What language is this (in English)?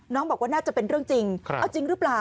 Thai